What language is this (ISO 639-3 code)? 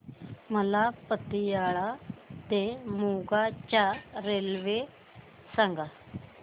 mar